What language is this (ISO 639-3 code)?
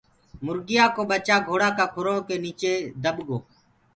ggg